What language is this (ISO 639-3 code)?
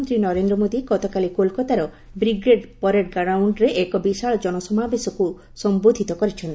ori